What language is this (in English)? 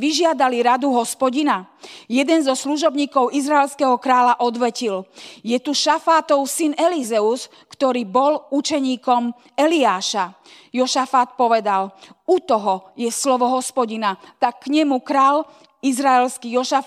Slovak